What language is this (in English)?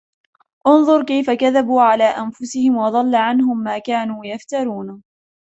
Arabic